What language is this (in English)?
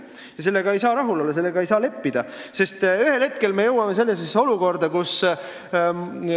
Estonian